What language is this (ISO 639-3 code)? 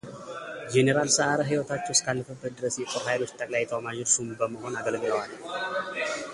amh